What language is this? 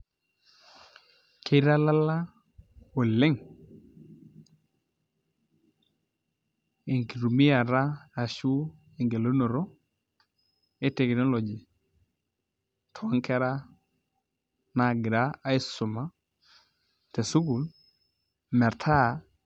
Masai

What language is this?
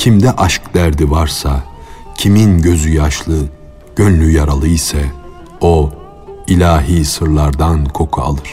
Turkish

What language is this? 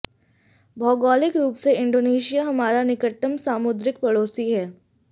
Hindi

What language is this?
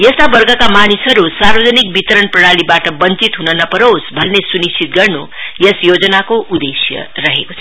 Nepali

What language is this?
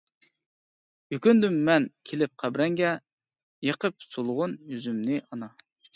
Uyghur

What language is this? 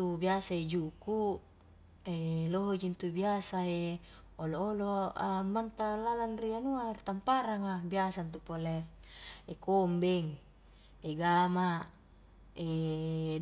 Highland Konjo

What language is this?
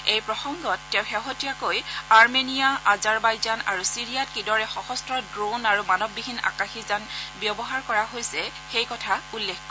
Assamese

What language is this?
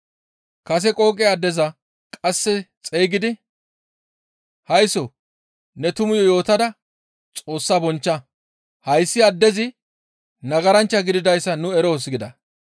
Gamo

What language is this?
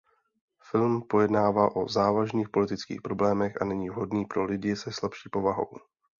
Czech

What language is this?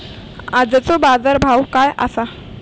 Marathi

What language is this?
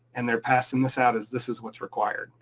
English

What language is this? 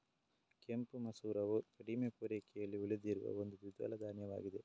Kannada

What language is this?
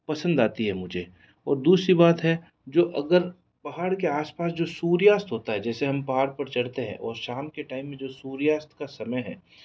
Hindi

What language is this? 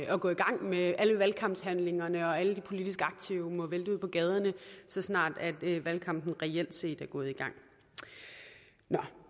Danish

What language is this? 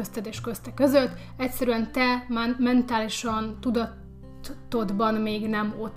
Hungarian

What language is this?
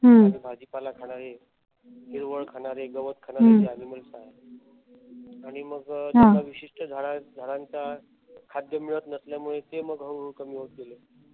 Marathi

